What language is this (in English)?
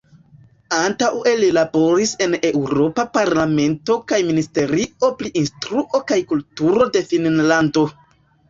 Esperanto